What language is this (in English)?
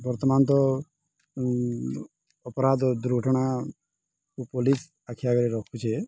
Odia